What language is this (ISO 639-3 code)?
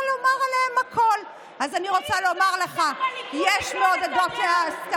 heb